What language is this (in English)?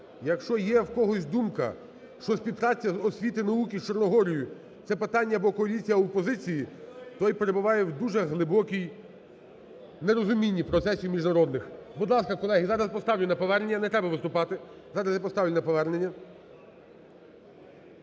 Ukrainian